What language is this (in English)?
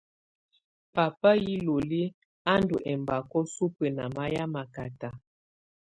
Tunen